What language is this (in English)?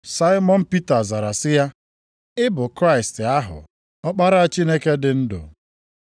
Igbo